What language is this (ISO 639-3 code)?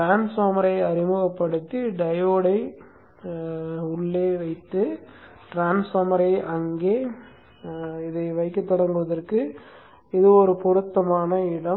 tam